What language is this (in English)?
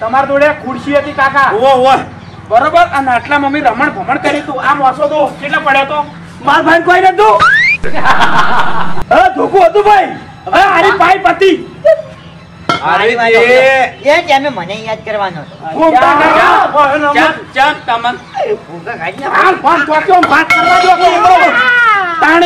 Gujarati